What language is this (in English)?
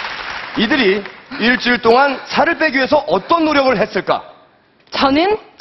Korean